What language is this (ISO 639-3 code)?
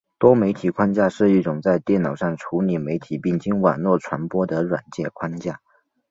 zho